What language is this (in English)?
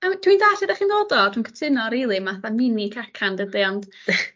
Welsh